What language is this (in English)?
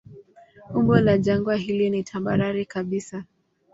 Swahili